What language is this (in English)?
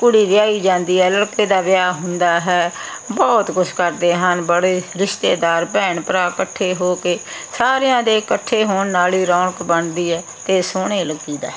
Punjabi